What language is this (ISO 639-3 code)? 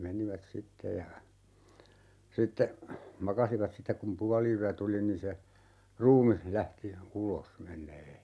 fin